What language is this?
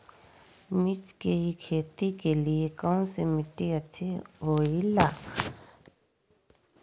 Magahi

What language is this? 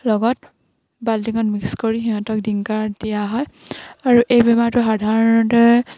Assamese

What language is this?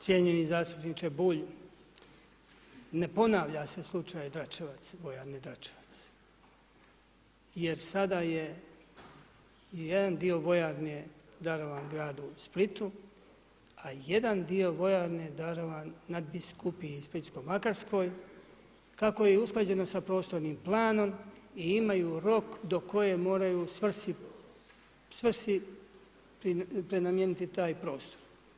Croatian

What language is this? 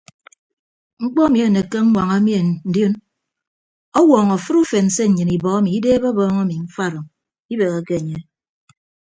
Ibibio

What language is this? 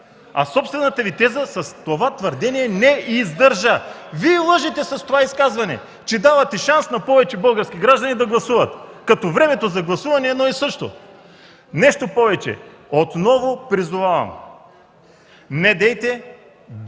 Bulgarian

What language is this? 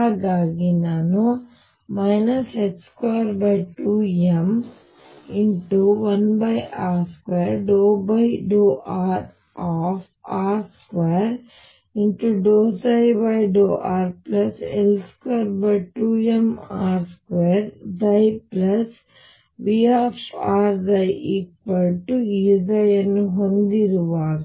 Kannada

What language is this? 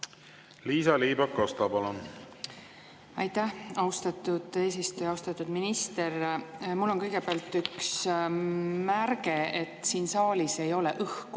Estonian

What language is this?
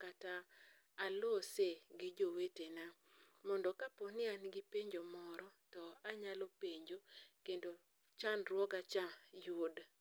Luo (Kenya and Tanzania)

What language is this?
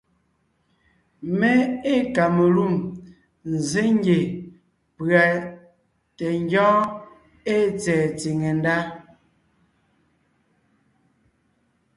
Ngiemboon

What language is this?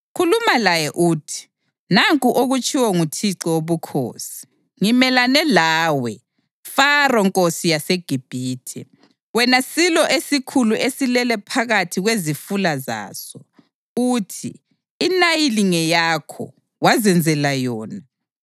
North Ndebele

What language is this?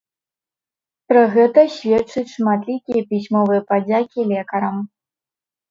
Belarusian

